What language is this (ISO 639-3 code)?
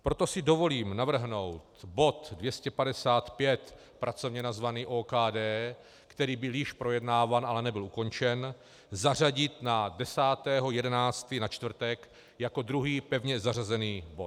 ces